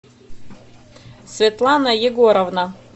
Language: Russian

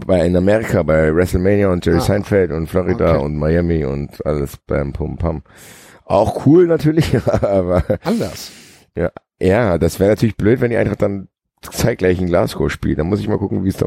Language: German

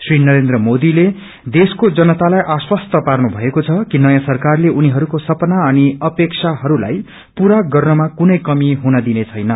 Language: Nepali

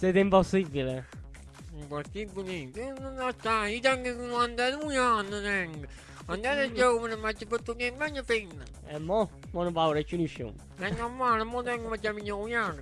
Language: Italian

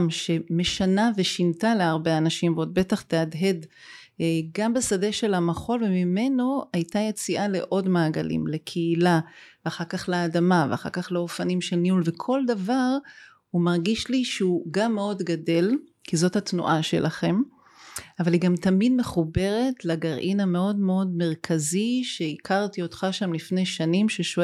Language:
Hebrew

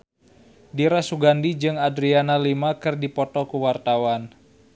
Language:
Sundanese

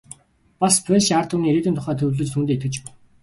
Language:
Mongolian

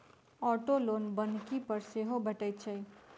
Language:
Maithili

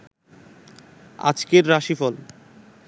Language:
Bangla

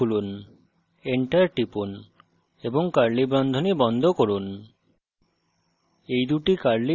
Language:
Bangla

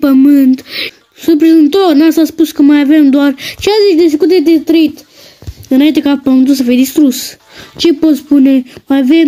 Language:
Romanian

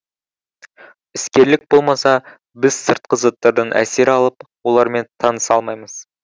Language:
Kazakh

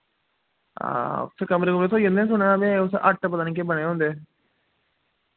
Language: Dogri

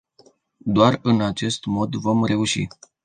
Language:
Romanian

